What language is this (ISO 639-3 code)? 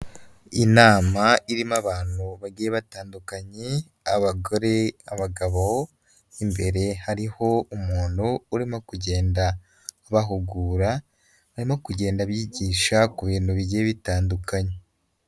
kin